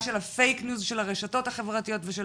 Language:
Hebrew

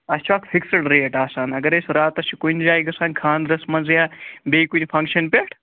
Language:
Kashmiri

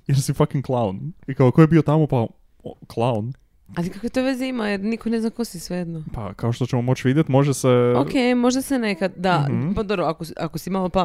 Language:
Croatian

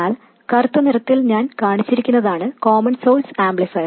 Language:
Malayalam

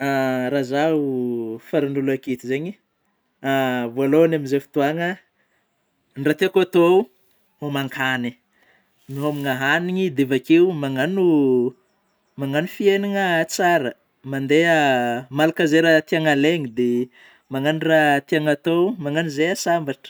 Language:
Northern Betsimisaraka Malagasy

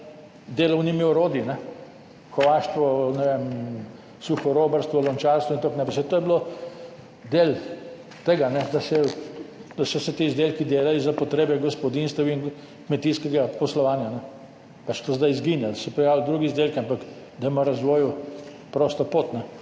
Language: Slovenian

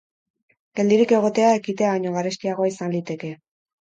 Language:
Basque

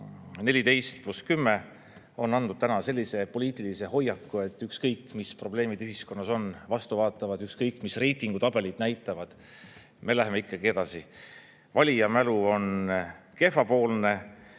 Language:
Estonian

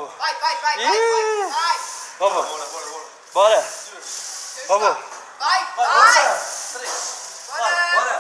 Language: Portuguese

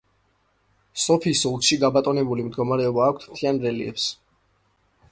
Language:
Georgian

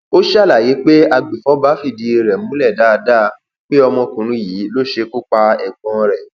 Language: Yoruba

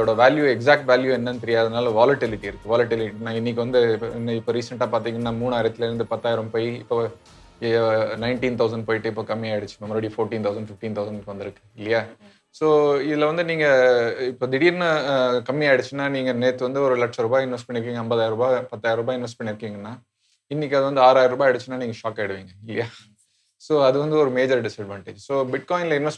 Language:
Tamil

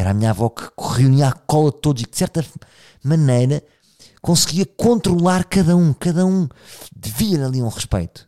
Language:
Portuguese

